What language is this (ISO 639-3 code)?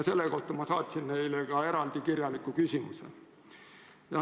est